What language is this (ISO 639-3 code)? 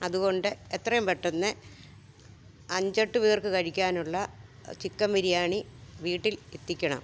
mal